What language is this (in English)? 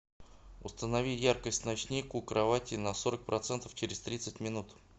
Russian